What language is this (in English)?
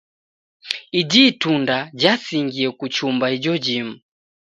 Taita